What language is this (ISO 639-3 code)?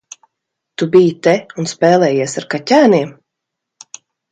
lav